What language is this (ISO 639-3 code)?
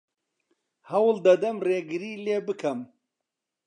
ckb